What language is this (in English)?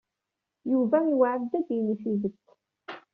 Kabyle